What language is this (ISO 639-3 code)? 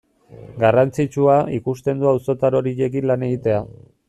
eus